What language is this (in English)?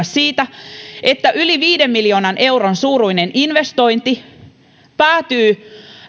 Finnish